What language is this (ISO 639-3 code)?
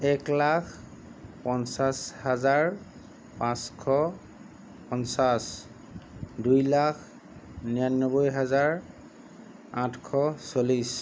asm